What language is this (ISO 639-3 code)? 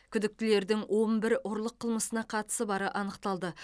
kaz